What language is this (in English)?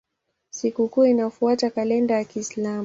Swahili